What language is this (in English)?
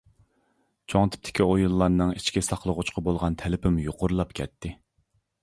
Uyghur